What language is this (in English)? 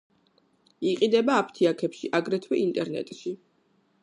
Georgian